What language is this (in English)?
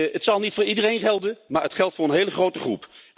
Dutch